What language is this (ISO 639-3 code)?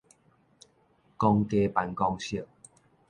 nan